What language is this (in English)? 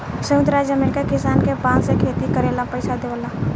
Bhojpuri